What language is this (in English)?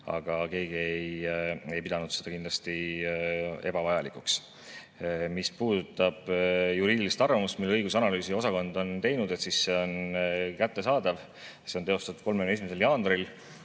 Estonian